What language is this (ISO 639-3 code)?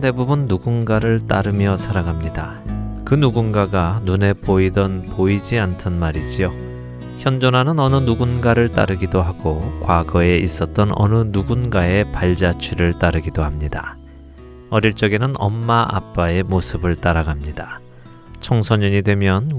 kor